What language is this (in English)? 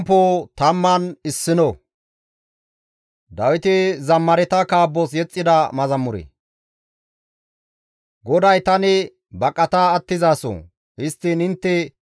Gamo